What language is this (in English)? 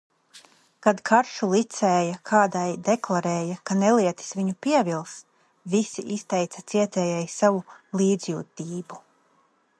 Latvian